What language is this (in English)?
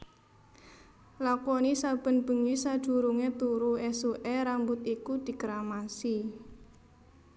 Javanese